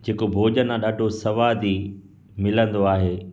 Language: Sindhi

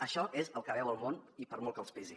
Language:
Catalan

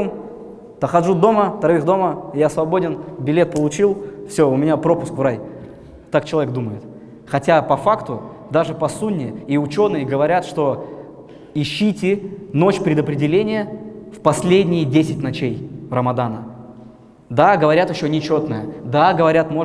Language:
Russian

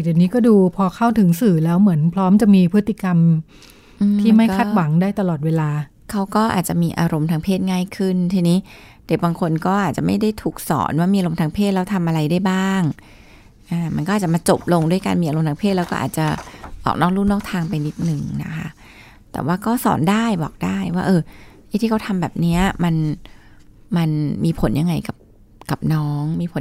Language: Thai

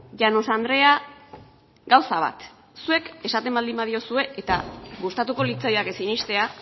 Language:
Basque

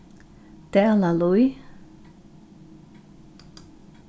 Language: Faroese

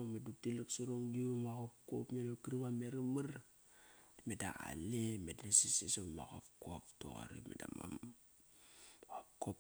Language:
Kairak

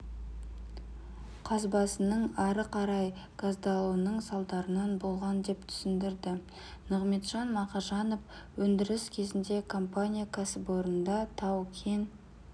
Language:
Kazakh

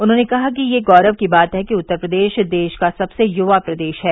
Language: Hindi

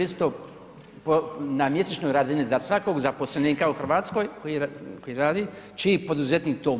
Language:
Croatian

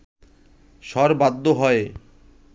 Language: Bangla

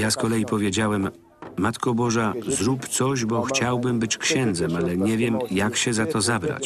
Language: Polish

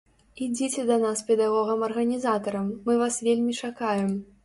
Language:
Belarusian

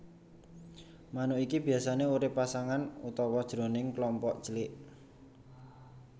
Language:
Javanese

